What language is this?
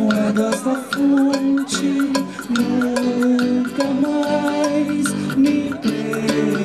Romanian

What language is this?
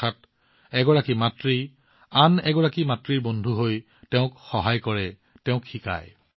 Assamese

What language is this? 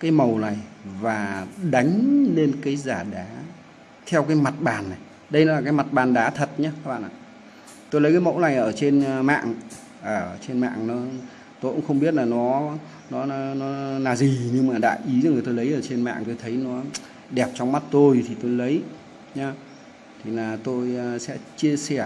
Vietnamese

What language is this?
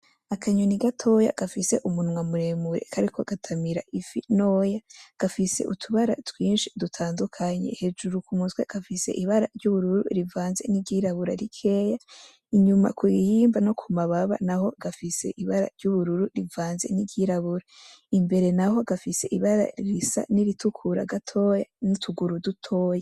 Rundi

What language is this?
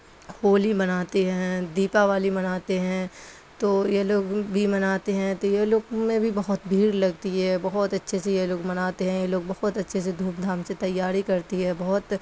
Urdu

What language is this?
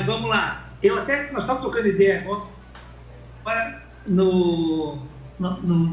Portuguese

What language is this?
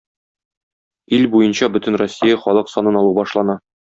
Tatar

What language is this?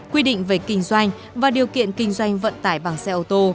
Vietnamese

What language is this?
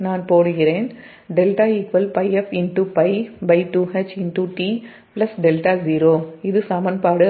Tamil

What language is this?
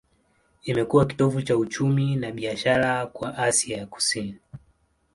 Swahili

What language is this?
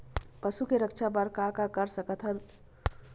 Chhattisgarhi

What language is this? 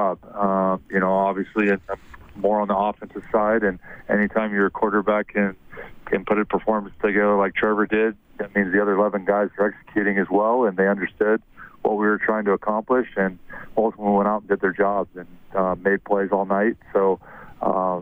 English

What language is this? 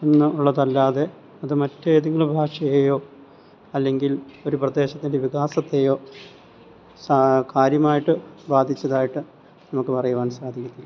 Malayalam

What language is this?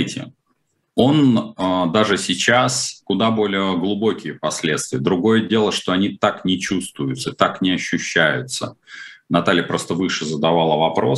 Russian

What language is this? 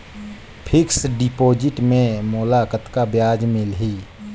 Chhattisgarhi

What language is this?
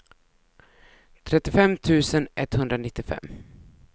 Swedish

